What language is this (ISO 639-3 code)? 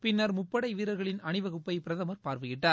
tam